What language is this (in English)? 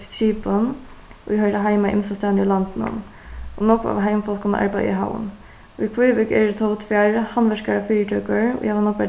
Faroese